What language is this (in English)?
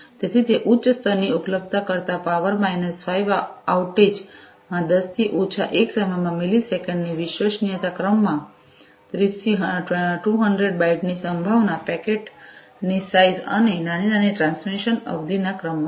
Gujarati